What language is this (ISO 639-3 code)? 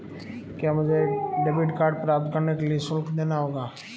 hin